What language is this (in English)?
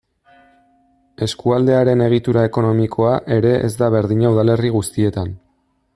Basque